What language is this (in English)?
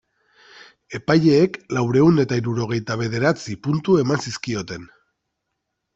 Basque